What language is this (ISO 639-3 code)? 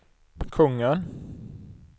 swe